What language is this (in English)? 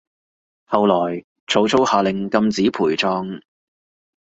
Cantonese